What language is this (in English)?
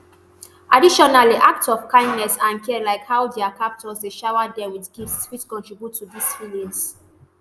Nigerian Pidgin